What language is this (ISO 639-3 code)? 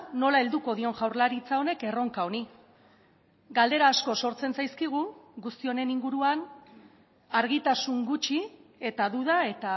eus